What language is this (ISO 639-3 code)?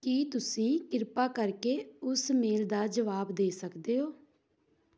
pan